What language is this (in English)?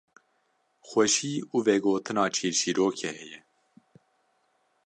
Kurdish